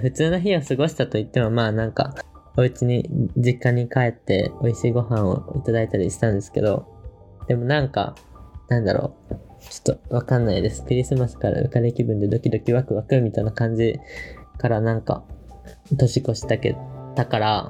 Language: Japanese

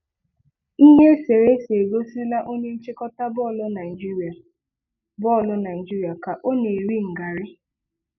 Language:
Igbo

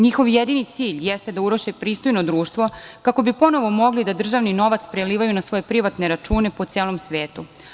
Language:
Serbian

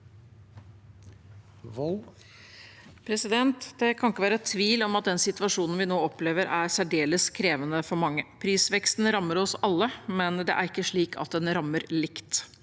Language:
Norwegian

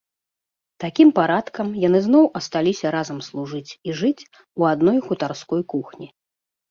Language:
Belarusian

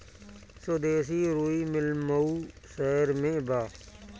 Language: Bhojpuri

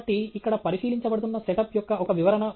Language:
Telugu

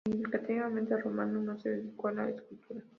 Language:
Spanish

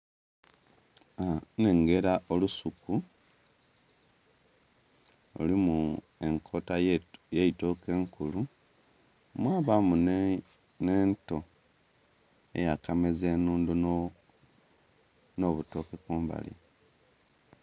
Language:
Soga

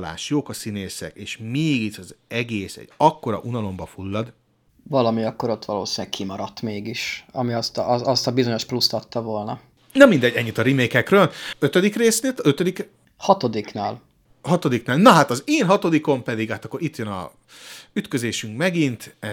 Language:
Hungarian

